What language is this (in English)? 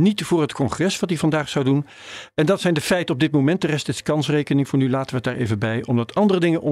Dutch